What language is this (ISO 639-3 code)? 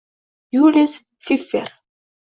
uzb